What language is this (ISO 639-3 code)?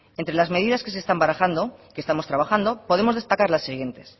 spa